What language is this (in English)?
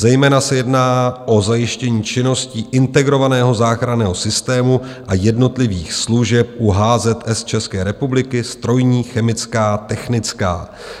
Czech